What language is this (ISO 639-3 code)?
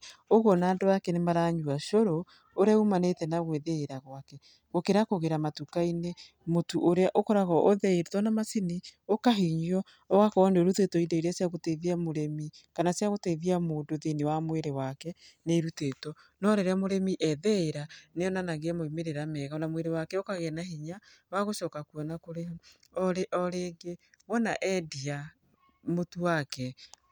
kik